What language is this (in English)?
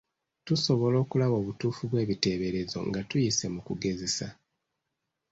Ganda